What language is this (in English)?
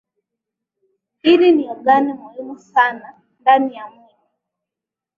Swahili